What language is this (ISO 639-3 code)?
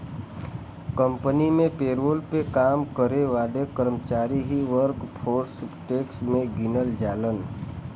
bho